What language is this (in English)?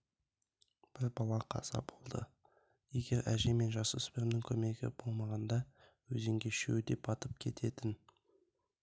Kazakh